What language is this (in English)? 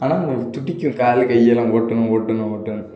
Tamil